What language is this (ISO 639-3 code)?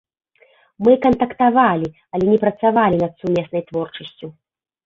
bel